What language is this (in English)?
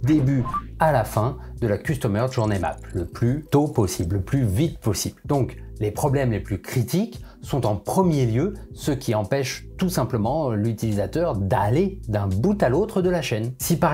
French